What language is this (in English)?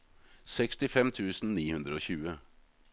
Norwegian